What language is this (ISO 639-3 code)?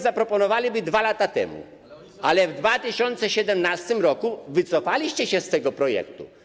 pol